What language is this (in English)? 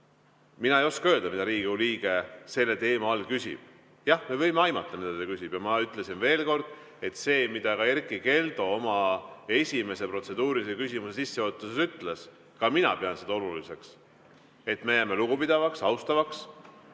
Estonian